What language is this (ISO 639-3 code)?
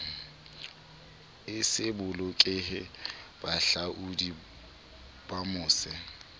sot